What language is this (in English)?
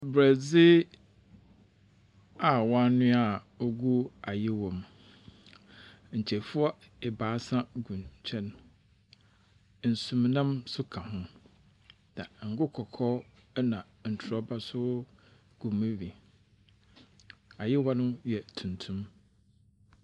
Akan